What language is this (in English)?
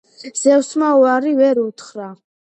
Georgian